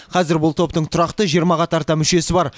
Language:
Kazakh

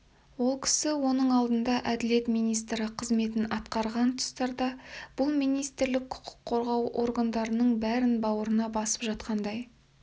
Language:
Kazakh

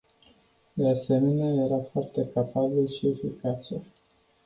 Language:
Romanian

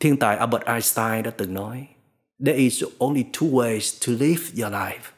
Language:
Vietnamese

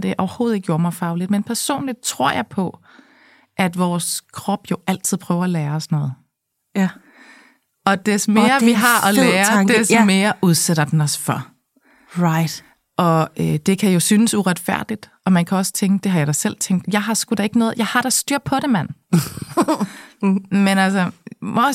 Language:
Danish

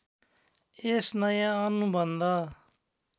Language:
Nepali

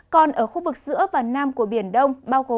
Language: Vietnamese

